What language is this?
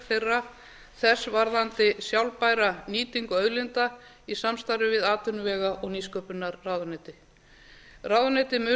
Icelandic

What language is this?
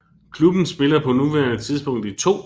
Danish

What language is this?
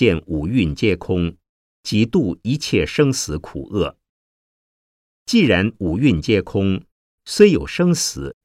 Chinese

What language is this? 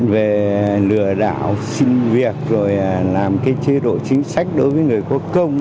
Vietnamese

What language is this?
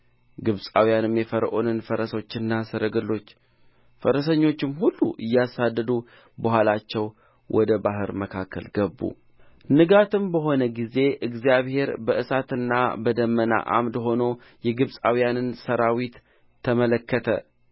Amharic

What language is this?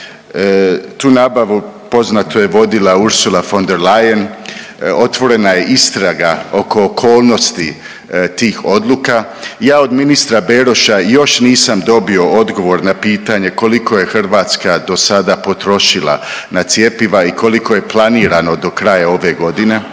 Croatian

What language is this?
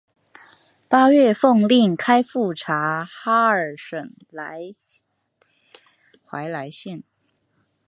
Chinese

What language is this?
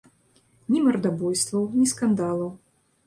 Belarusian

